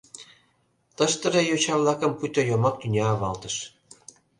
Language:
Mari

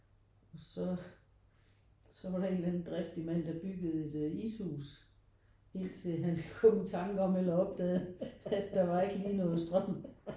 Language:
Danish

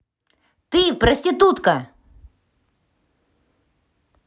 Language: Russian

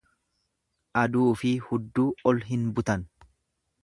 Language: Oromo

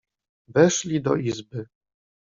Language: Polish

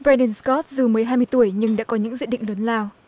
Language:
Vietnamese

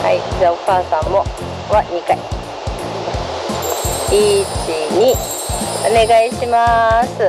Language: Japanese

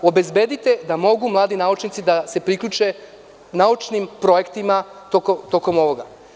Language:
Serbian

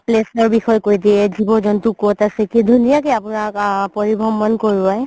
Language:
Assamese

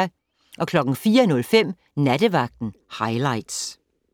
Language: Danish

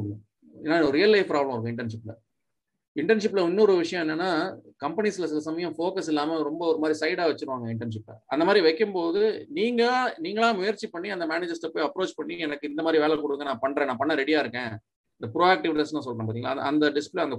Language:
Tamil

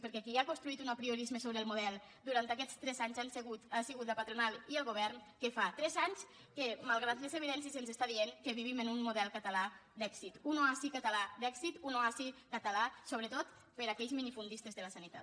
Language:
Catalan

